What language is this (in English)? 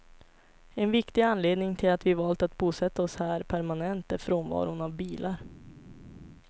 Swedish